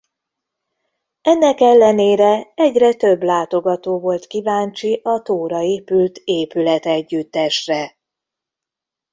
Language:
Hungarian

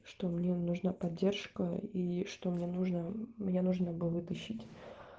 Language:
Russian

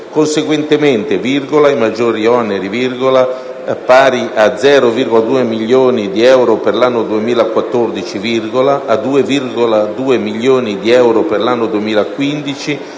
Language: Italian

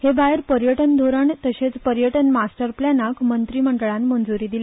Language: Konkani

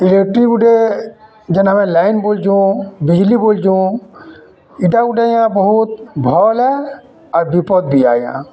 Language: Odia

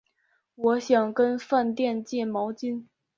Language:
Chinese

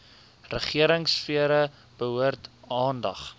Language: Afrikaans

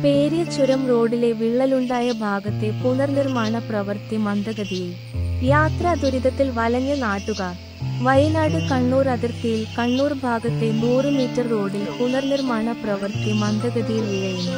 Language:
Malayalam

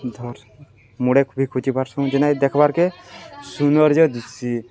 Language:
Odia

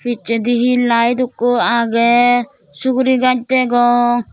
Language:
Chakma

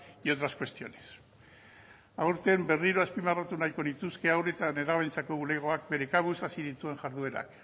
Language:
Basque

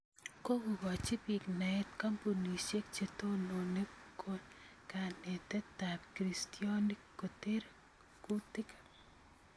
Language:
Kalenjin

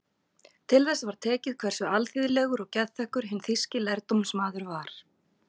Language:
Icelandic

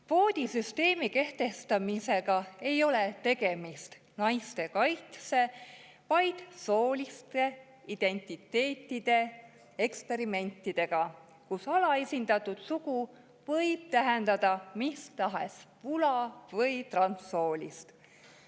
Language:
Estonian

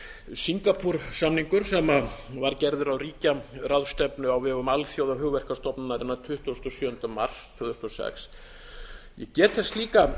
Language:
Icelandic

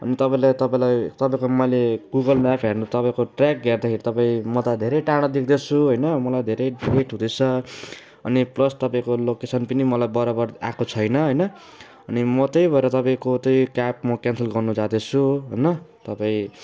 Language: Nepali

